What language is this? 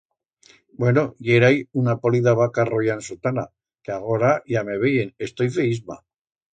Aragonese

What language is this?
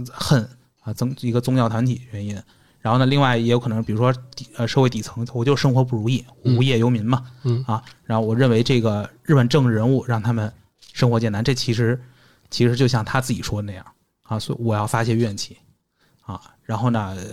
Chinese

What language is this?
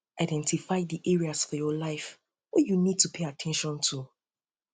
Nigerian Pidgin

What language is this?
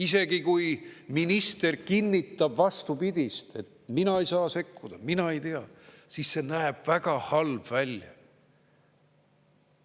Estonian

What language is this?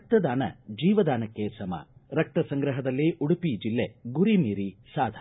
Kannada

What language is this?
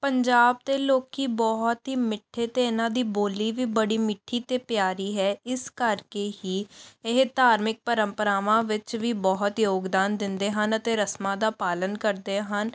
Punjabi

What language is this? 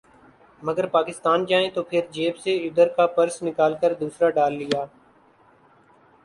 Urdu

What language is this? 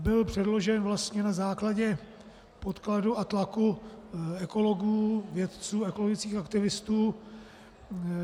Czech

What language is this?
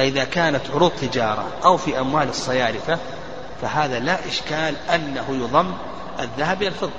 Arabic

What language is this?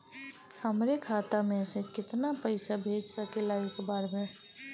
Bhojpuri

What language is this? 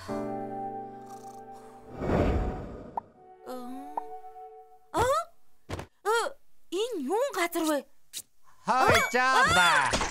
Turkish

